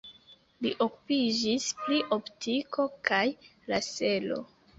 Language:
Esperanto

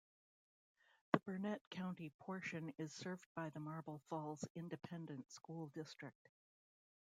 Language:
English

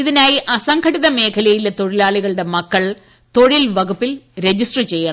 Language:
Malayalam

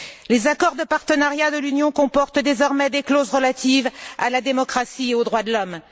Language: French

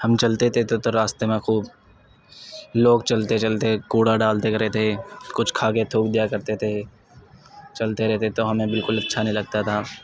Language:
Urdu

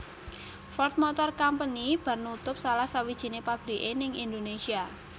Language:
Javanese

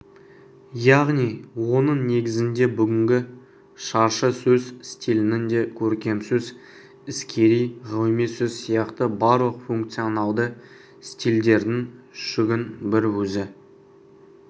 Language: Kazakh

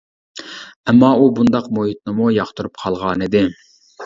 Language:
Uyghur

